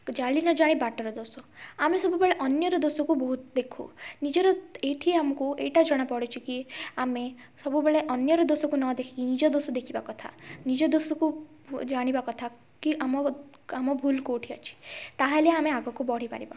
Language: Odia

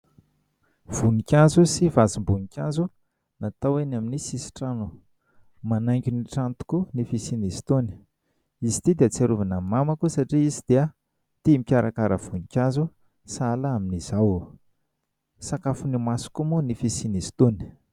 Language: Malagasy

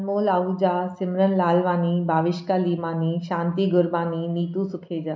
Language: Sindhi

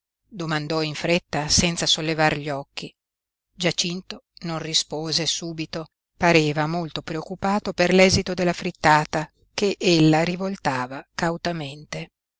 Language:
Italian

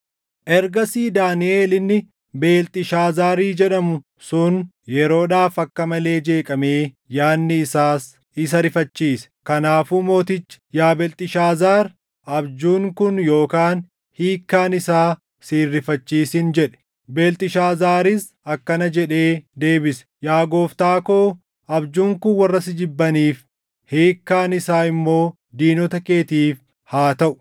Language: Oromo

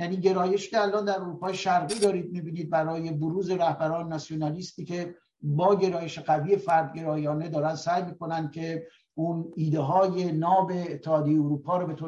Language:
Persian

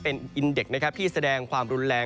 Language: Thai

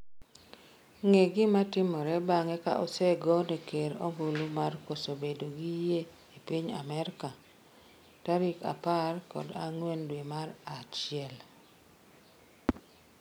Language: Luo (Kenya and Tanzania)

